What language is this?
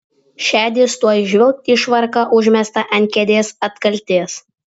Lithuanian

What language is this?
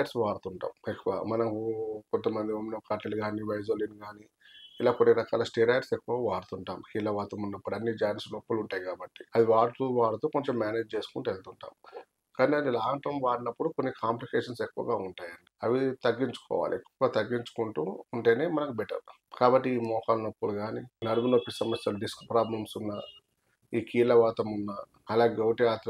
Telugu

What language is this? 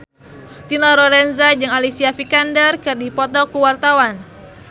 Sundanese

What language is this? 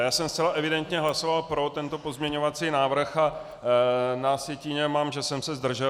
Czech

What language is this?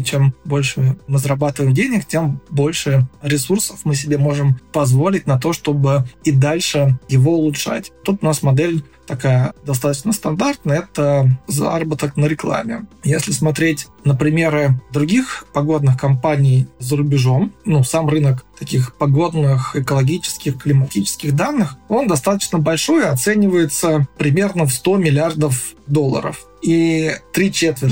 Russian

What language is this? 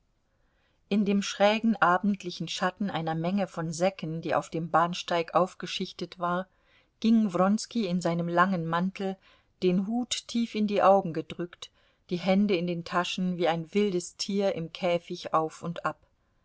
German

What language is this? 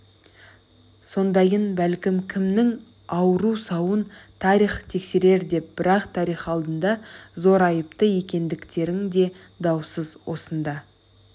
Kazakh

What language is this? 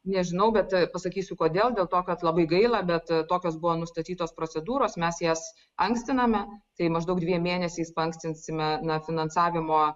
Lithuanian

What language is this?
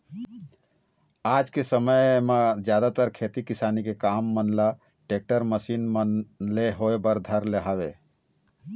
Chhattisgarhi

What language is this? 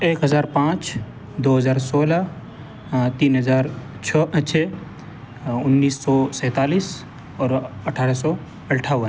Urdu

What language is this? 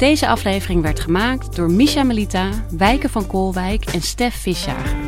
Dutch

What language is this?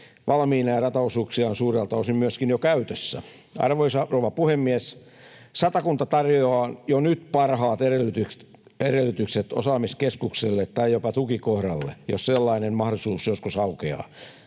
Finnish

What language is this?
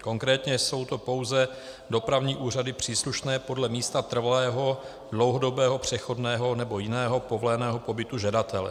Czech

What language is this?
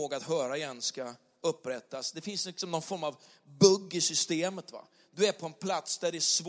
Swedish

